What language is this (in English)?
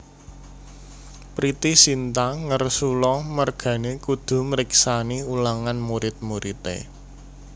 Javanese